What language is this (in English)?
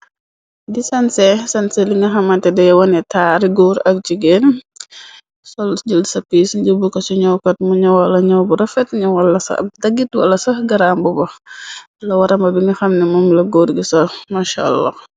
Wolof